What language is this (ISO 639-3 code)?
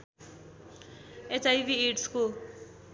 nep